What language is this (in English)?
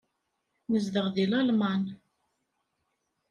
Kabyle